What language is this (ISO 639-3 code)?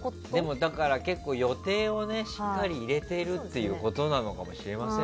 jpn